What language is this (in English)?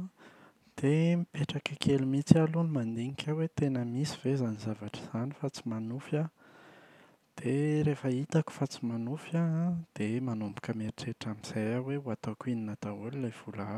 Malagasy